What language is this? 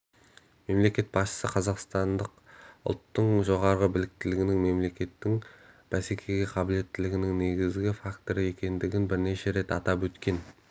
Kazakh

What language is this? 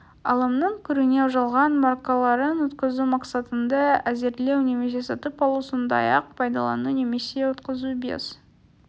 Kazakh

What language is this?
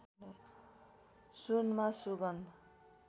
Nepali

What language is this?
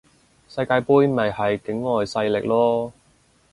Cantonese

